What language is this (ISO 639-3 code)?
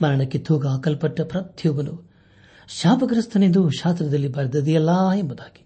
kan